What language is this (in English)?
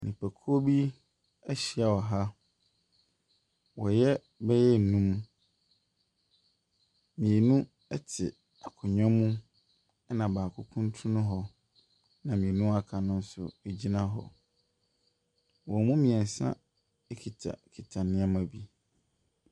Akan